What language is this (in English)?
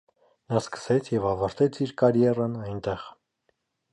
Armenian